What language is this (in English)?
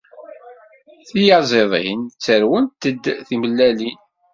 Kabyle